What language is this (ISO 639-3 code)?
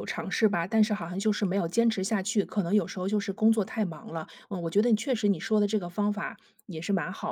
zho